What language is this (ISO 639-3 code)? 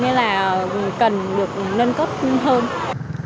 vie